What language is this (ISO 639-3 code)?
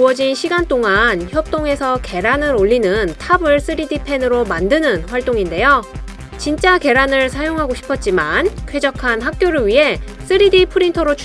kor